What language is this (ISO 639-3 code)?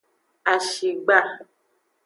ajg